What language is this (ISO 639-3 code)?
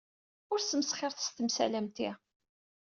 kab